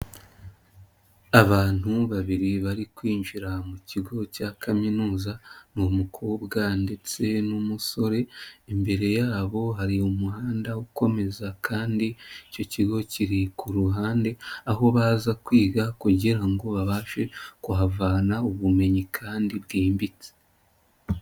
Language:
Kinyarwanda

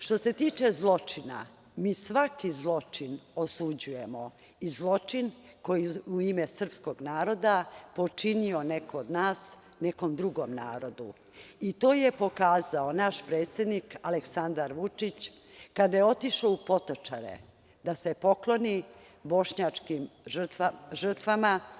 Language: Serbian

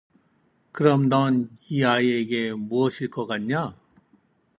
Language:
Korean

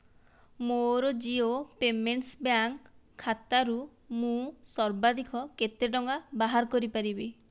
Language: Odia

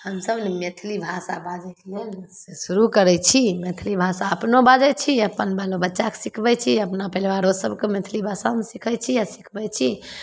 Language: Maithili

